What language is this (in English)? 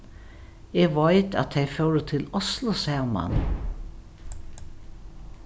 Faroese